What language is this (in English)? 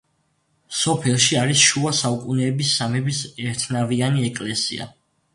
Georgian